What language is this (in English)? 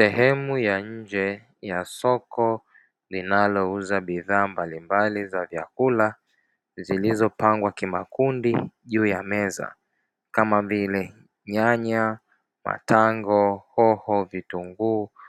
Swahili